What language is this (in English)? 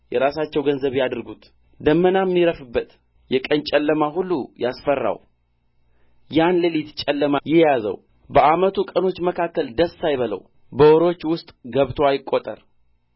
Amharic